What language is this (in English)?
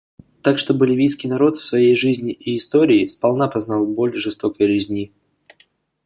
Russian